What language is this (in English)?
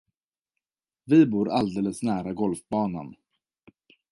Swedish